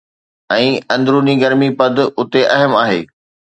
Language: Sindhi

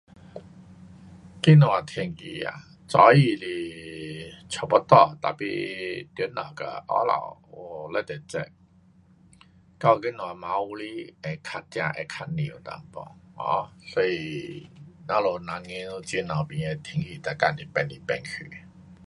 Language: Pu-Xian Chinese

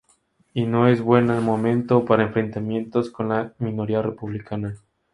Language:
Spanish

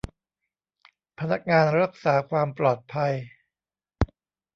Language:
Thai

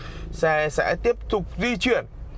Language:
Vietnamese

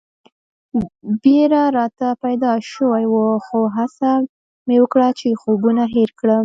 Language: Pashto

